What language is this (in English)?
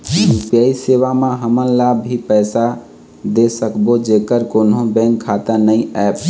Chhattisgarhi